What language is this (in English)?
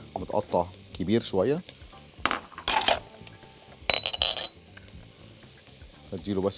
Arabic